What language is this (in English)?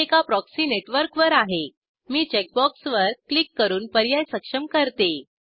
Marathi